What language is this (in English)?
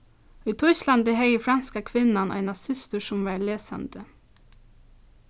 Faroese